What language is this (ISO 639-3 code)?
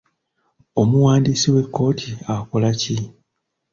lug